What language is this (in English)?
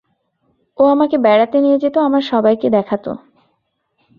Bangla